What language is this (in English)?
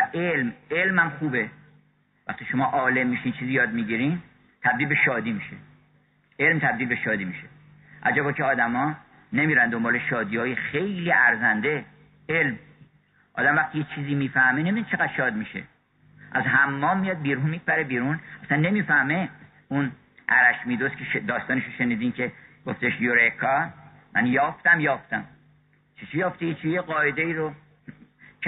Persian